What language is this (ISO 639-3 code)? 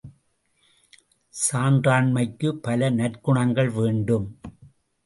tam